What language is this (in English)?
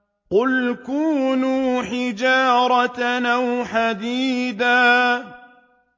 Arabic